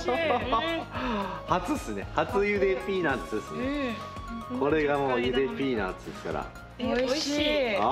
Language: Japanese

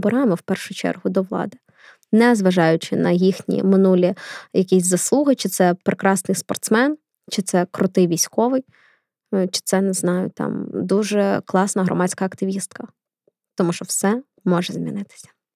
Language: Ukrainian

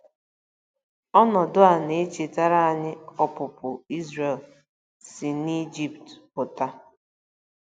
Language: Igbo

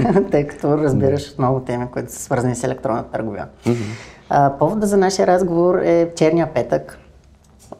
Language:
Bulgarian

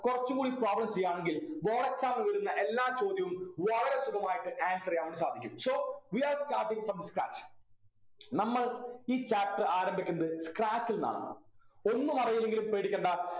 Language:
Malayalam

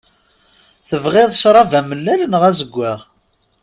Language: Kabyle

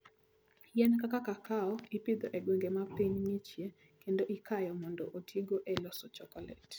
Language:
Luo (Kenya and Tanzania)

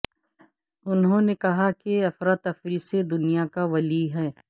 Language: Urdu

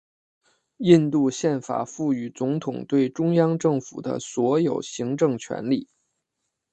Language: Chinese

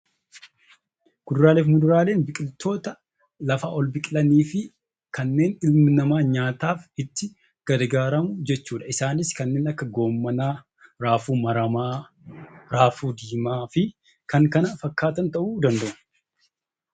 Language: Oromo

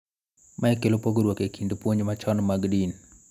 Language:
Luo (Kenya and Tanzania)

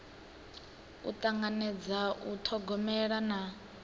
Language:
Venda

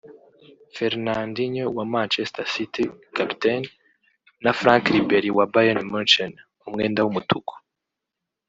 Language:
Kinyarwanda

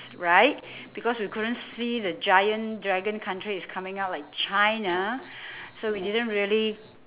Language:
English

